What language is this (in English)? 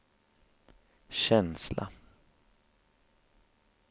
Swedish